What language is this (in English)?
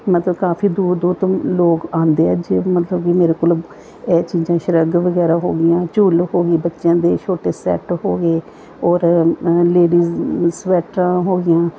Punjabi